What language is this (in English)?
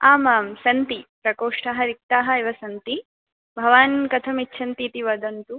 Sanskrit